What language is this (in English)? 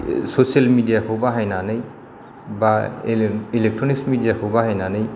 Bodo